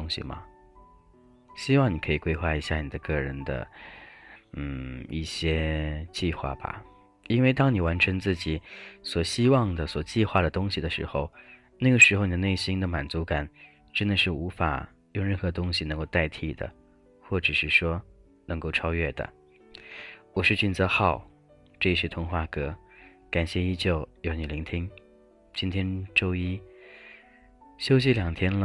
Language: Chinese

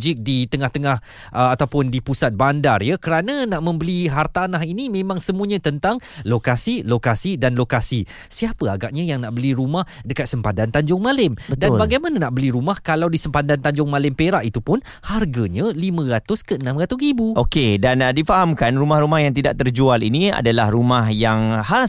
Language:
Malay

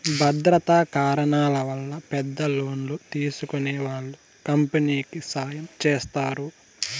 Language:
Telugu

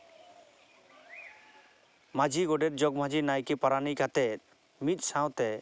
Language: Santali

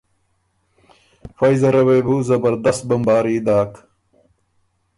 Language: Ormuri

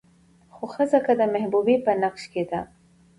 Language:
Pashto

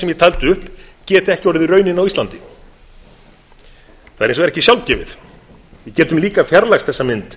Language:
Icelandic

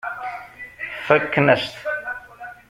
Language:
Kabyle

